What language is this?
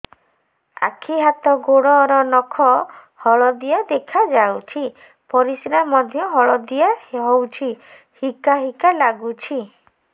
Odia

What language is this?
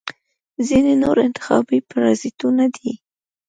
Pashto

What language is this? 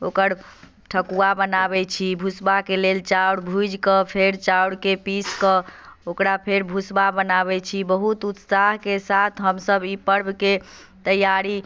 Maithili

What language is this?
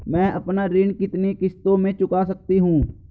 Hindi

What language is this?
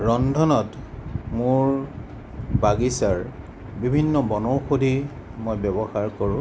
Assamese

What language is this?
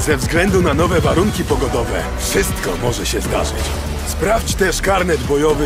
Polish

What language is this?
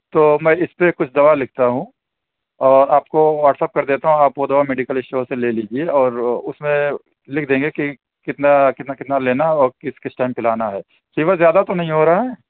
Urdu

